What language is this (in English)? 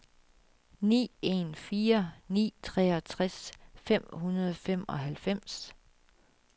Danish